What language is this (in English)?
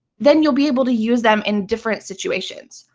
English